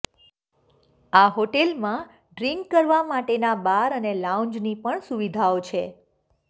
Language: Gujarati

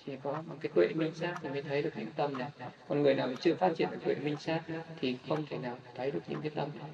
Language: Vietnamese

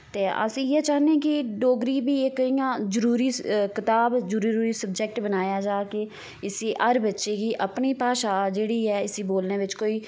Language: Dogri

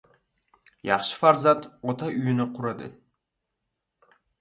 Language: Uzbek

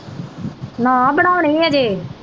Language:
Punjabi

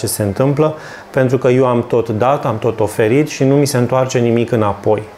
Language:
Romanian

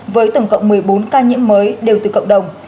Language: Vietnamese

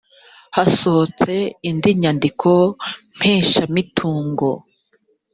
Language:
Kinyarwanda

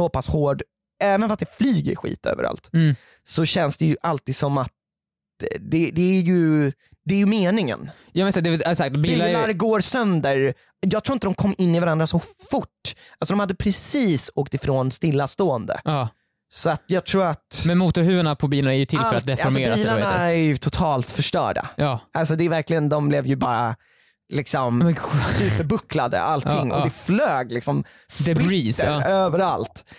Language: Swedish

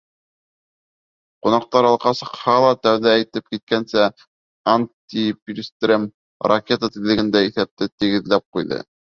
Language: Bashkir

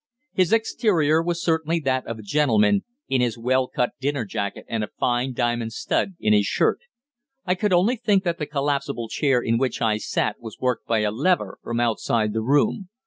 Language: English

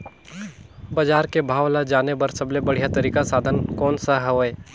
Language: Chhattisgarhi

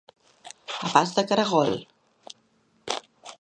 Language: Catalan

